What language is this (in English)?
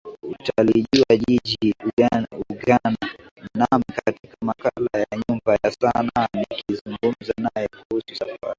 Swahili